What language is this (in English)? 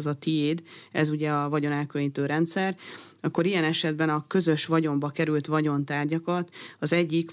Hungarian